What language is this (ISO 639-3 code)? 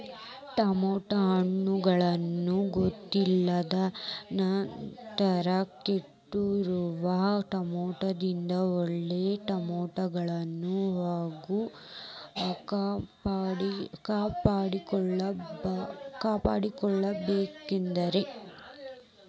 kan